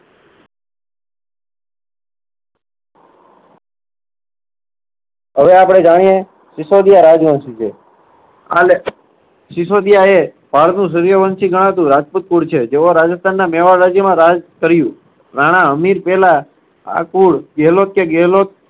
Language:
Gujarati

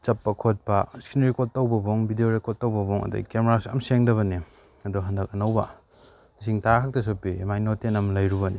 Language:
Manipuri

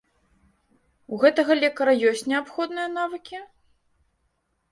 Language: Belarusian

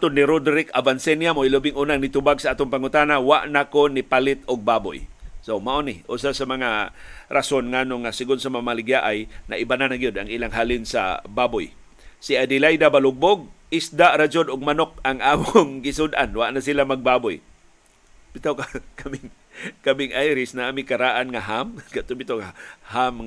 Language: Filipino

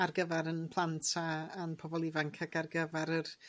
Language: Welsh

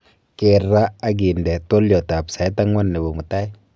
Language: Kalenjin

